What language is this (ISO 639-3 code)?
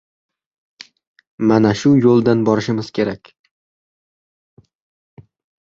uzb